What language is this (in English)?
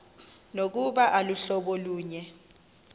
Xhosa